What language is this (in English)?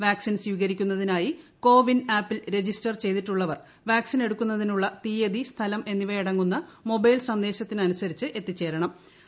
Malayalam